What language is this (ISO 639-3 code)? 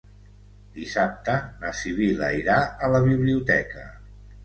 cat